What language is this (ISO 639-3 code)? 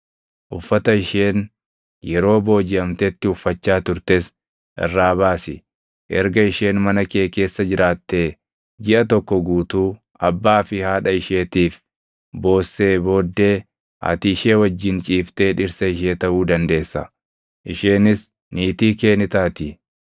orm